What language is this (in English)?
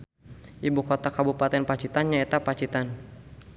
Sundanese